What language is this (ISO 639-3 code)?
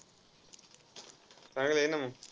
mar